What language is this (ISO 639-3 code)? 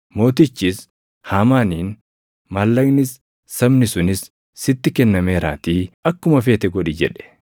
orm